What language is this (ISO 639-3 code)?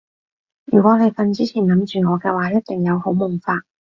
yue